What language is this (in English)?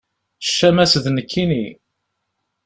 Kabyle